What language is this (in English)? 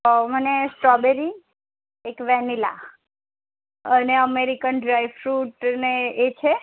Gujarati